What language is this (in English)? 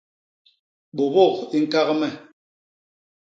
Basaa